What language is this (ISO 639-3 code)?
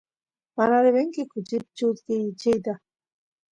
qus